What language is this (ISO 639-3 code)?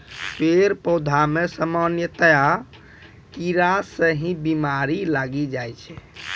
mai